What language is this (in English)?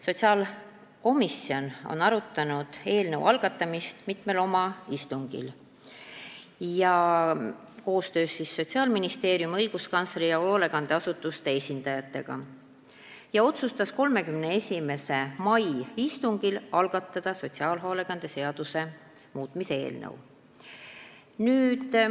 Estonian